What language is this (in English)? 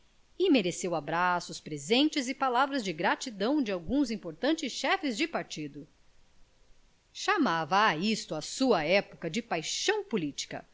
Portuguese